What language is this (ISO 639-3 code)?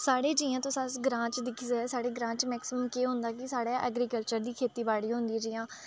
doi